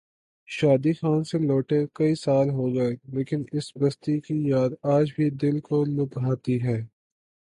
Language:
Urdu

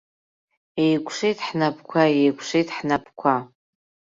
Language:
Abkhazian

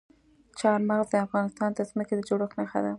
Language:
Pashto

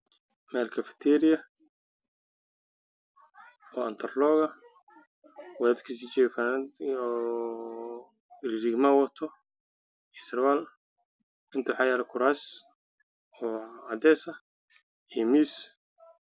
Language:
Somali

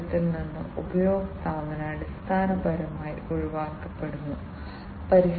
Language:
Malayalam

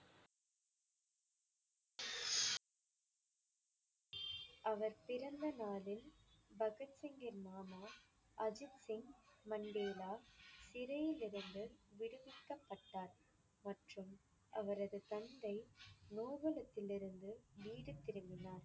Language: Tamil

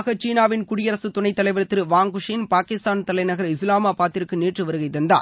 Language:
Tamil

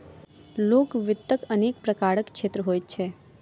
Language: Maithili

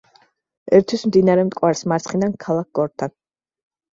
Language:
Georgian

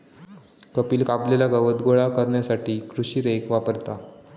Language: Marathi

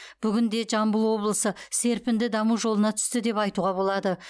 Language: Kazakh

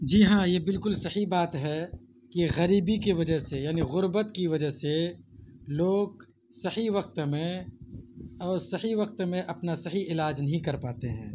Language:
Urdu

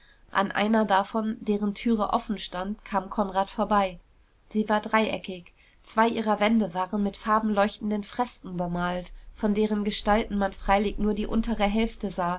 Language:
German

